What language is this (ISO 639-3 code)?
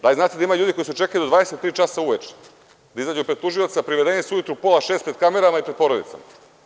srp